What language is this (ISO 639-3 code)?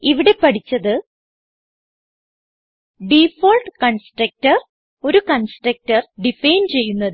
mal